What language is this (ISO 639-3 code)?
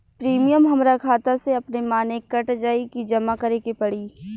bho